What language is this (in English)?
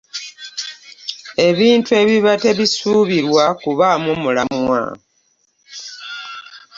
Ganda